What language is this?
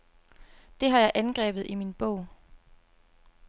Danish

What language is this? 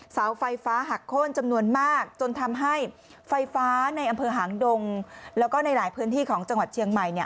Thai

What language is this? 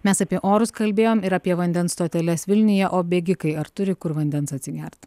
Lithuanian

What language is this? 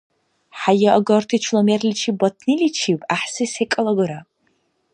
Dargwa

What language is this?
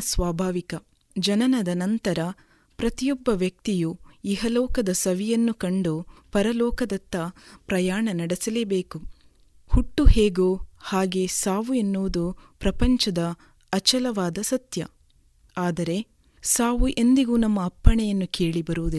Kannada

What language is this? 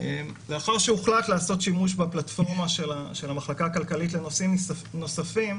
Hebrew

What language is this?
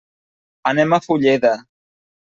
Catalan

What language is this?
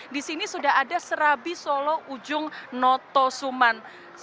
Indonesian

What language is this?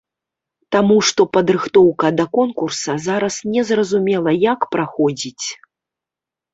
Belarusian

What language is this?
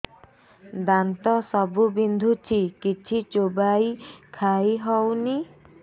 Odia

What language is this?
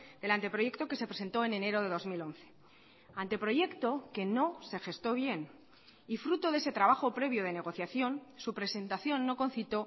Spanish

